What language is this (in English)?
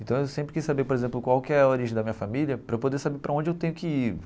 Portuguese